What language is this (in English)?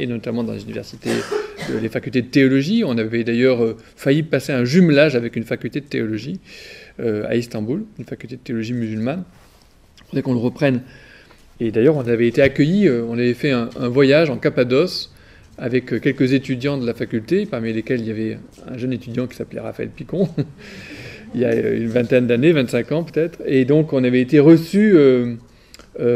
French